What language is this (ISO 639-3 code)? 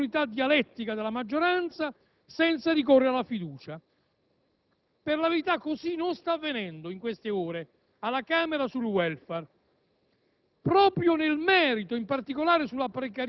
ita